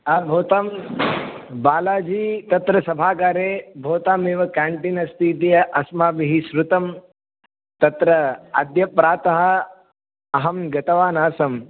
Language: Sanskrit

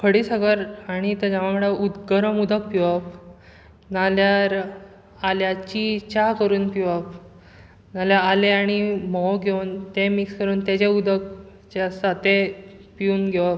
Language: Konkani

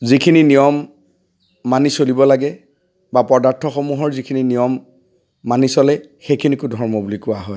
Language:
Assamese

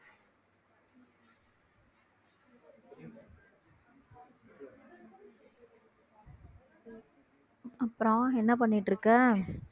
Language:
Tamil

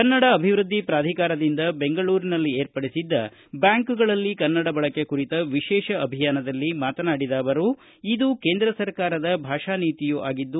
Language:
Kannada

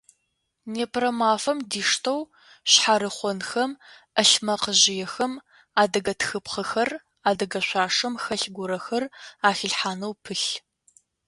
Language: Adyghe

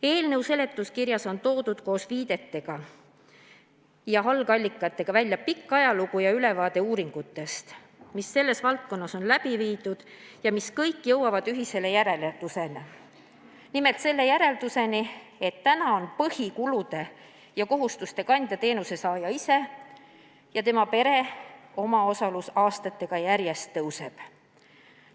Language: Estonian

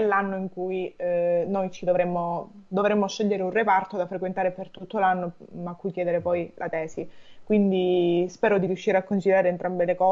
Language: Italian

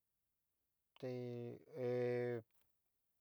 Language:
Tetelcingo Nahuatl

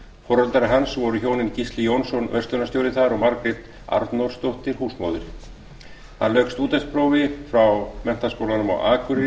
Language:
Icelandic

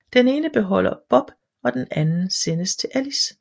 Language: Danish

